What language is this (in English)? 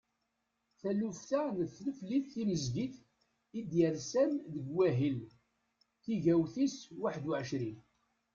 Kabyle